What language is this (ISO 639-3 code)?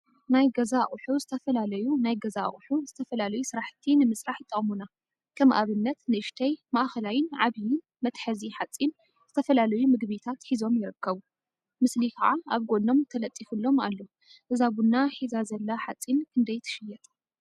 tir